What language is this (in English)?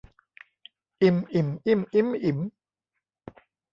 Thai